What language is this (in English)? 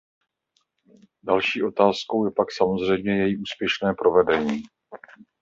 Czech